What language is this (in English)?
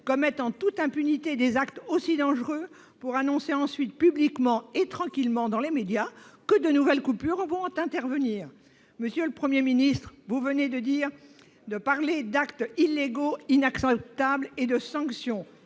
French